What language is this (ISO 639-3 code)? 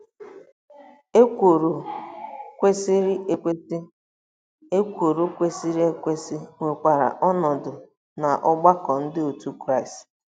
ibo